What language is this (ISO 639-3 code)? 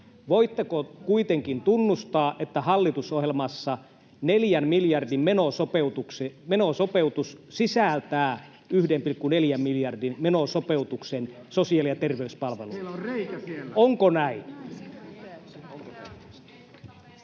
fin